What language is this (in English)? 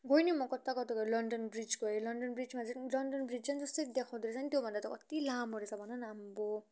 Nepali